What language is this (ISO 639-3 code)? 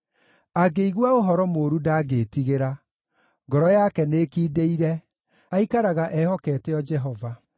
kik